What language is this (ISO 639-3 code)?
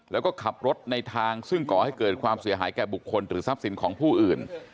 tha